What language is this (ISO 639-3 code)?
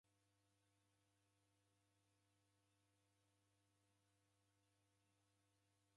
dav